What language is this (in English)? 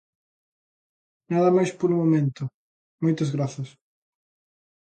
Galician